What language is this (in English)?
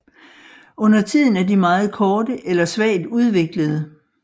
Danish